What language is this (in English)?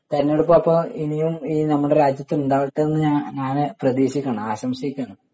Malayalam